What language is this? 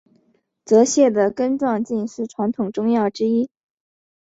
Chinese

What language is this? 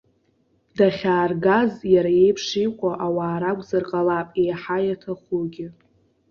Abkhazian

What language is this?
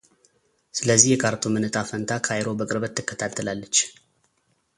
Amharic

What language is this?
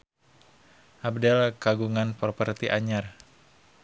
Sundanese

